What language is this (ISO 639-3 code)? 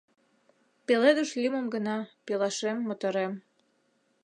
chm